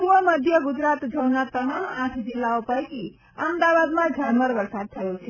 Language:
Gujarati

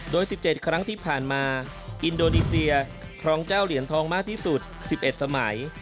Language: Thai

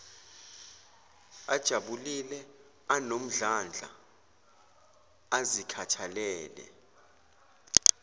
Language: Zulu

